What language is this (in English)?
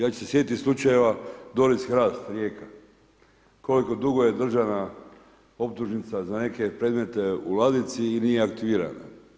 Croatian